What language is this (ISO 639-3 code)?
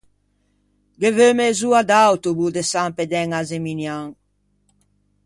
lij